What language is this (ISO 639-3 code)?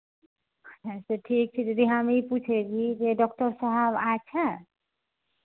hin